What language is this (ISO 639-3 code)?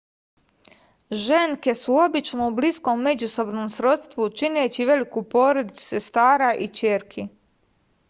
srp